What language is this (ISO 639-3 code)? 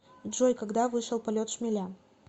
rus